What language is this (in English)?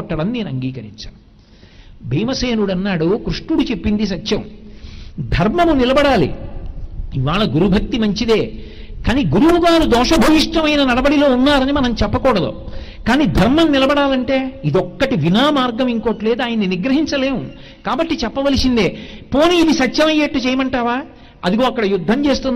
Telugu